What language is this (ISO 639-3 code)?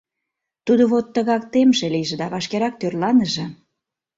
chm